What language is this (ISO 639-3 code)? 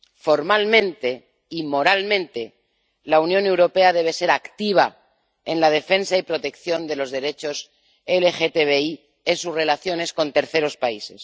spa